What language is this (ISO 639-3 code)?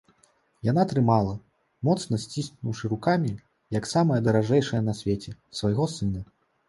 bel